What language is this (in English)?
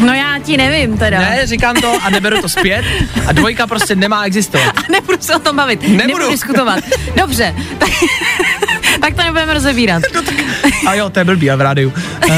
Czech